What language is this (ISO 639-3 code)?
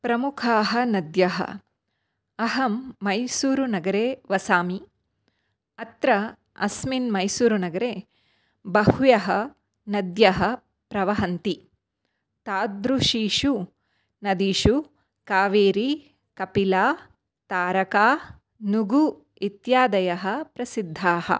san